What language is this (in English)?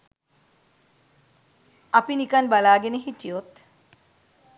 Sinhala